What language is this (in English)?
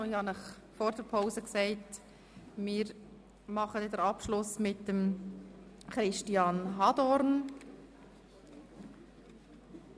Swiss German